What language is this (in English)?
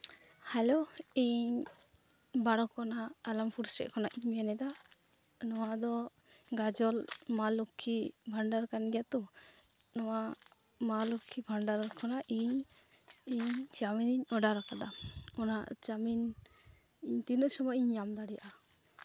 Santali